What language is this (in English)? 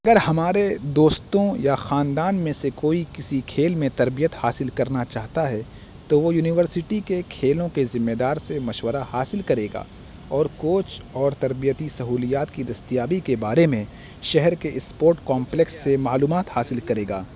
Urdu